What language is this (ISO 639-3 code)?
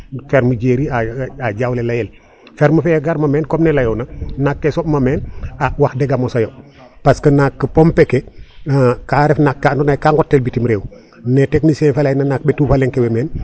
srr